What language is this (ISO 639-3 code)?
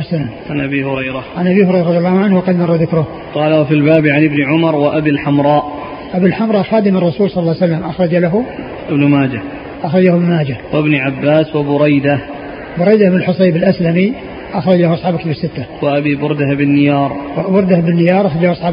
ara